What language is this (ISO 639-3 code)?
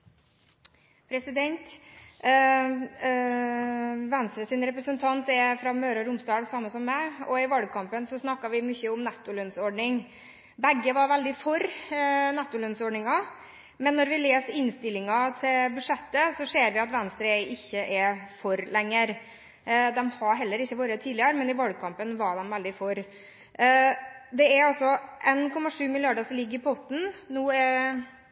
nob